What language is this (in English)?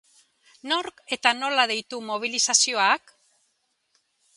Basque